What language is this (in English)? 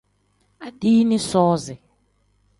Tem